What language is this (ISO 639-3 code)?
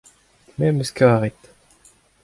bre